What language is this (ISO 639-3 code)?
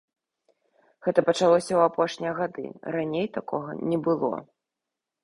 bel